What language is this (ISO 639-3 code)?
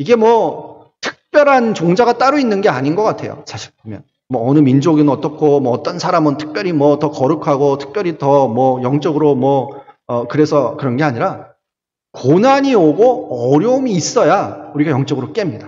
kor